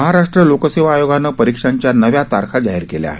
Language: Marathi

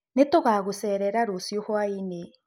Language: Kikuyu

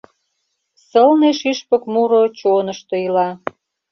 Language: Mari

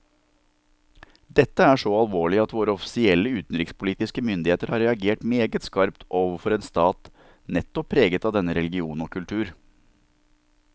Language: Norwegian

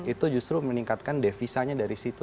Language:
Indonesian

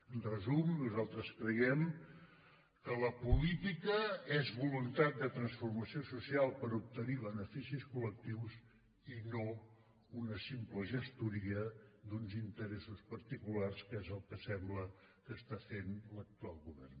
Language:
Catalan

